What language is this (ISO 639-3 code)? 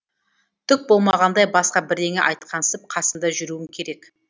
kaz